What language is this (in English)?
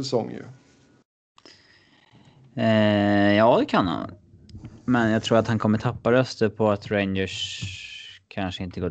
Swedish